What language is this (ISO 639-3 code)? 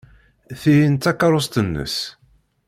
kab